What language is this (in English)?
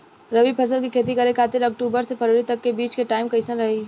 Bhojpuri